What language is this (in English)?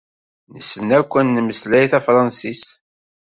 Kabyle